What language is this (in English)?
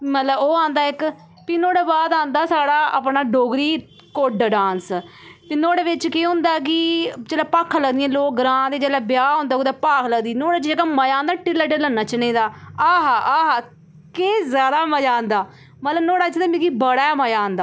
Dogri